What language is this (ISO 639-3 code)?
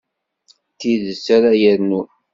kab